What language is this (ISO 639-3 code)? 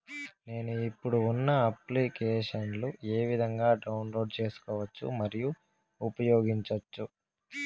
tel